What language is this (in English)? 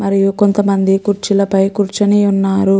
Telugu